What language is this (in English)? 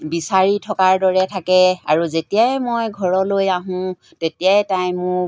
Assamese